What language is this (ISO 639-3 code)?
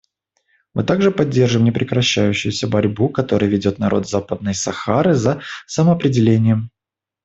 rus